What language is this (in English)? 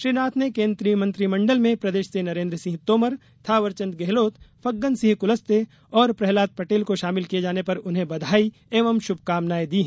Hindi